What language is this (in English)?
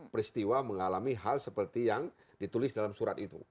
Indonesian